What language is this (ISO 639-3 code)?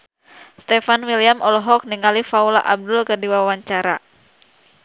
sun